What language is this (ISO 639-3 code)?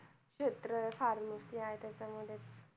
mar